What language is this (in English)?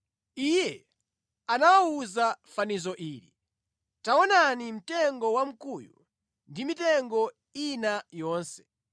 Nyanja